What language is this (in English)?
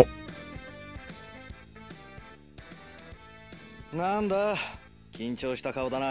Japanese